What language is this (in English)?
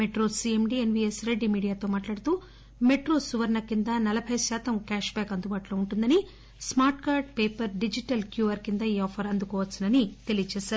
Telugu